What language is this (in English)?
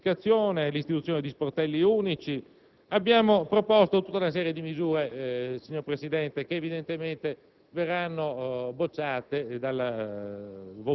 Italian